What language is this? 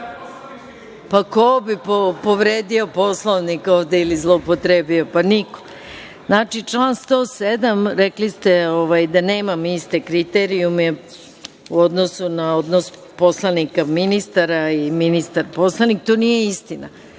Serbian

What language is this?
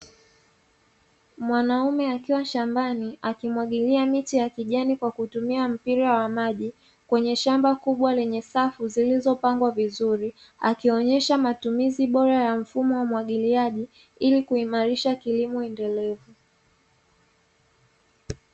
Swahili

